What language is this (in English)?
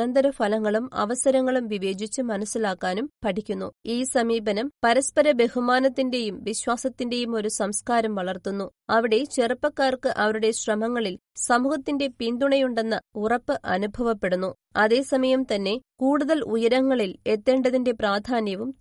Malayalam